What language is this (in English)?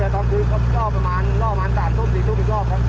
Thai